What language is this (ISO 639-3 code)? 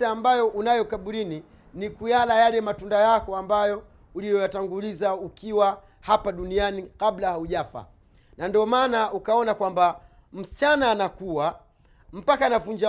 swa